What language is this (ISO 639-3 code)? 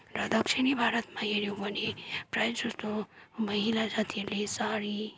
nep